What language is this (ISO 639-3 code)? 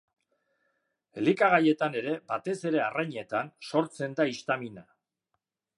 eus